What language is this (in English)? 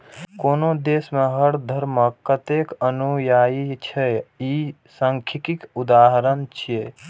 Maithili